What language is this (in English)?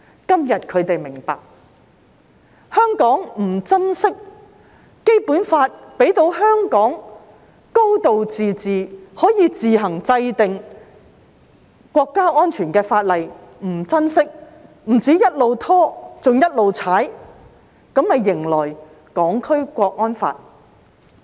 Cantonese